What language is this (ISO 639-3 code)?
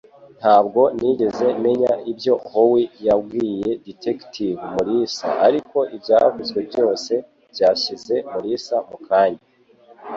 kin